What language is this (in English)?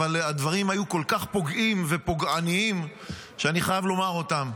Hebrew